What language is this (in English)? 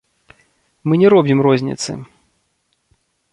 Belarusian